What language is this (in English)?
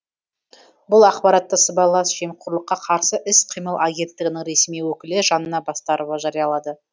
Kazakh